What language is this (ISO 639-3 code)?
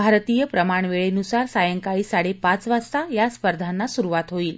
mar